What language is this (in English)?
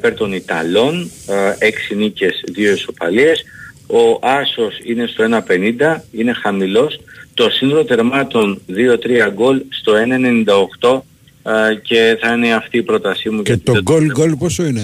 Greek